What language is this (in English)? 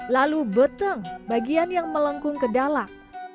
Indonesian